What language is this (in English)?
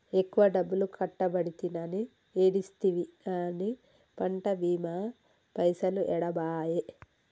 Telugu